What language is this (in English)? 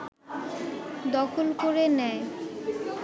Bangla